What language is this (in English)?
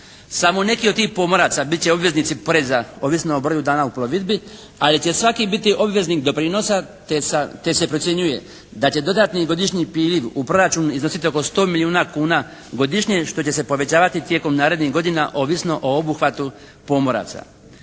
Croatian